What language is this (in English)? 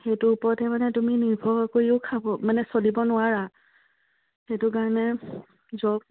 Assamese